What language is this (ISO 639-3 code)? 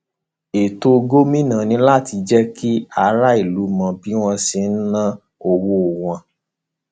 yor